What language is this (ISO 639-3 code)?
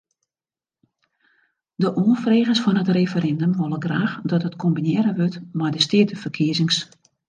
fry